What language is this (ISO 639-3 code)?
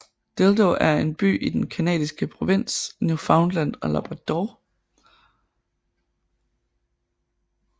dan